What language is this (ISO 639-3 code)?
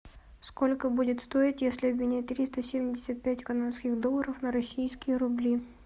rus